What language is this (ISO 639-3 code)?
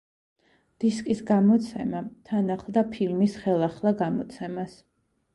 kat